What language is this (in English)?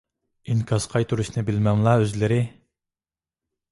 Uyghur